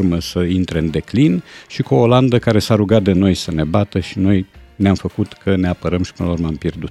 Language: Romanian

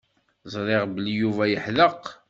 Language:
Kabyle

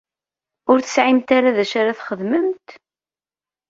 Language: Kabyle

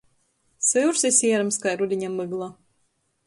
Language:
Latgalian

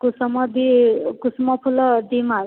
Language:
Odia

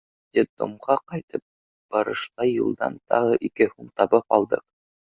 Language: Bashkir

